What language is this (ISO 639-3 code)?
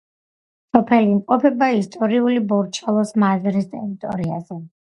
kat